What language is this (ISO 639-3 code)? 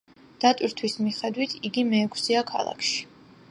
kat